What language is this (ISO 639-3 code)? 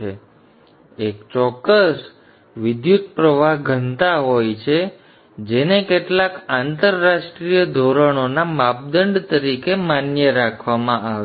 guj